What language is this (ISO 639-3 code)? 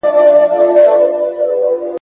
pus